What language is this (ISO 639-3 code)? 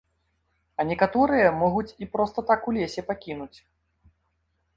bel